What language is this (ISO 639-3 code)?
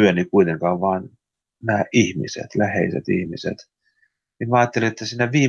fin